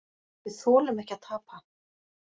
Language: Icelandic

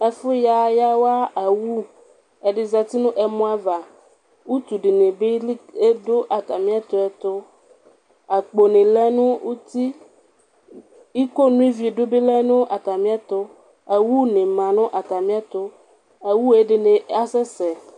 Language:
Ikposo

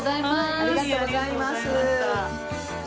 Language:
Japanese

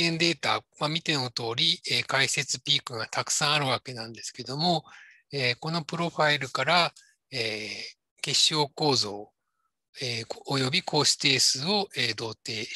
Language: Japanese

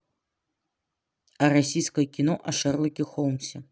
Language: Russian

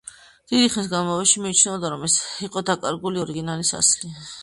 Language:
Georgian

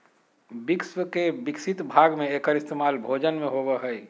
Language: Magahi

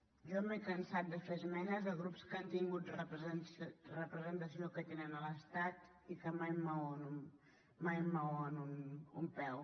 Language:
Catalan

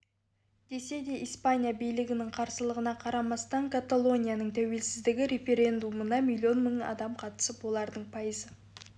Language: Kazakh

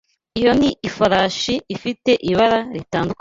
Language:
Kinyarwanda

